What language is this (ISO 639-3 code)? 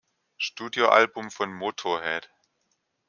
deu